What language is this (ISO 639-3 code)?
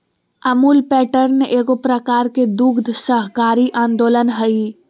mag